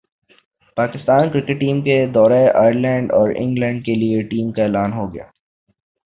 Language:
Urdu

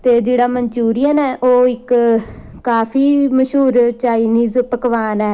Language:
Punjabi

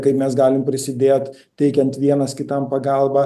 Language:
Lithuanian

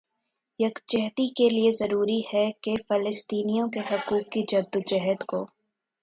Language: Urdu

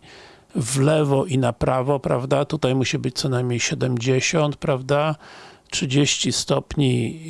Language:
Polish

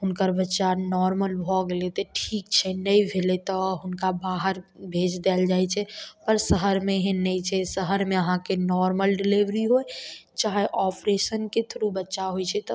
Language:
Maithili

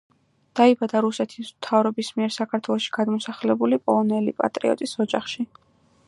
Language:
Georgian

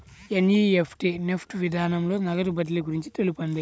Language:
Telugu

